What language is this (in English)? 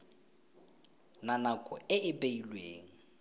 Tswana